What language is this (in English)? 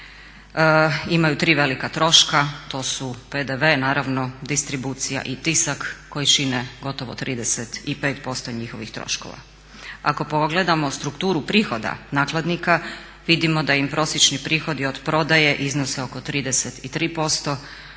Croatian